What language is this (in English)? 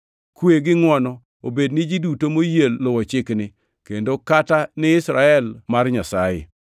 Luo (Kenya and Tanzania)